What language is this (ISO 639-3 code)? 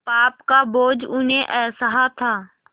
hin